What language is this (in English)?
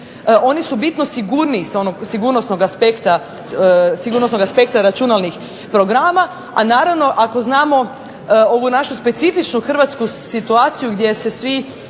Croatian